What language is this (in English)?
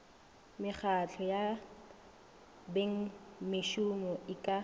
Northern Sotho